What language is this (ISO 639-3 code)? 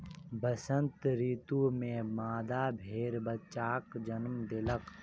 mai